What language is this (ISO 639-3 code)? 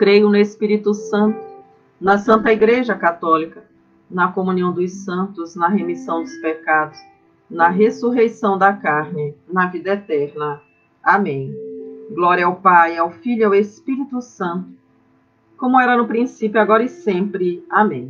por